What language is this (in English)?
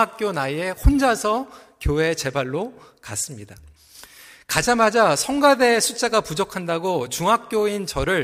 Korean